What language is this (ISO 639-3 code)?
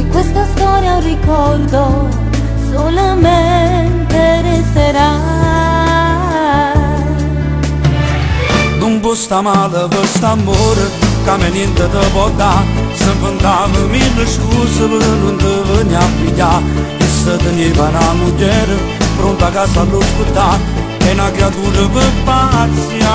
ron